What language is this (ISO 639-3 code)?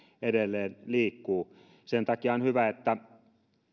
fin